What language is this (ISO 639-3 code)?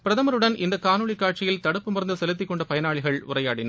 tam